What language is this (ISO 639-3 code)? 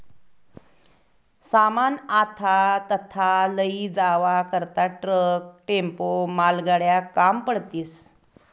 mar